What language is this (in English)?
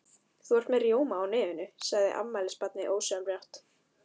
Icelandic